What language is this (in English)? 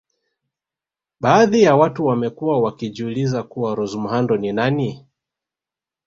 Swahili